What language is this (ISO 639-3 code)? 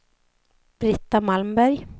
swe